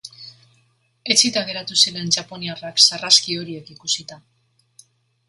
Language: Basque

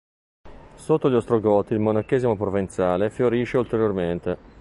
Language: Italian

